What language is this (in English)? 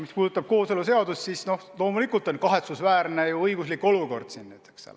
Estonian